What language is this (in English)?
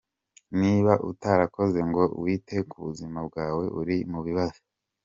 Kinyarwanda